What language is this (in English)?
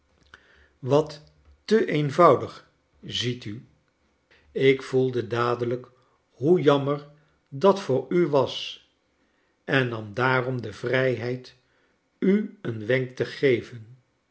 Dutch